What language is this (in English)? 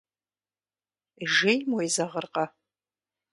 Kabardian